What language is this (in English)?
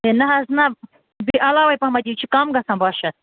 Kashmiri